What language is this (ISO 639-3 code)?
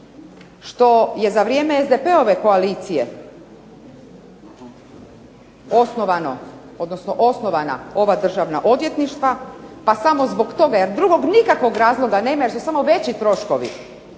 hrv